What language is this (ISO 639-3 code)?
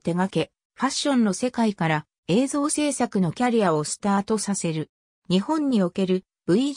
jpn